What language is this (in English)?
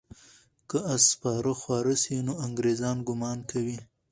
Pashto